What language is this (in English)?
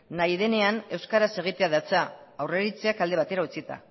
Basque